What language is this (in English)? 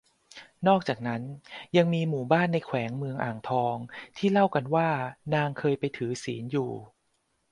Thai